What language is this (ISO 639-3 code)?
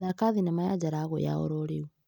kik